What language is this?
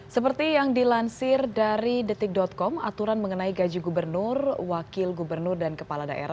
Indonesian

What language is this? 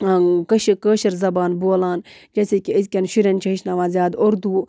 Kashmiri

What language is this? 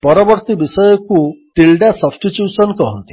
Odia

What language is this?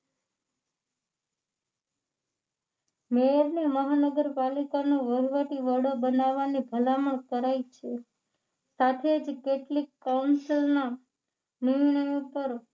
Gujarati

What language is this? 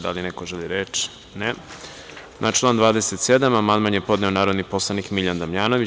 Serbian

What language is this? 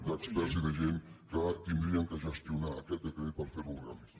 Catalan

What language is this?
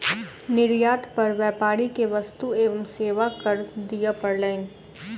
Maithili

